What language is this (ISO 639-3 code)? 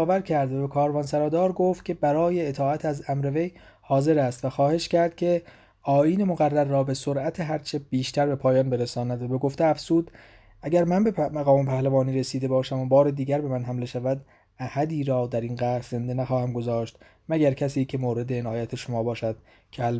fas